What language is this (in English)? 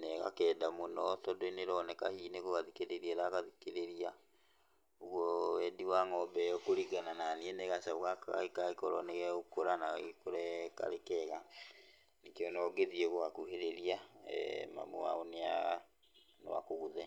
Kikuyu